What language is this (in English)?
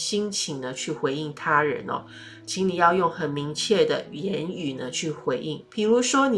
Chinese